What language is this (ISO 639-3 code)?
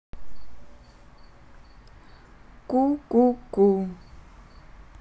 rus